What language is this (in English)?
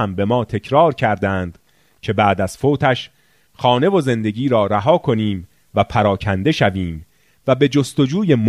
Persian